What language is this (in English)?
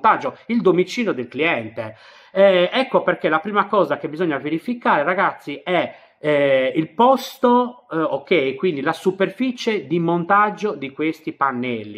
Italian